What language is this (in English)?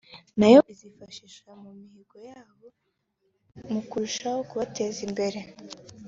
Kinyarwanda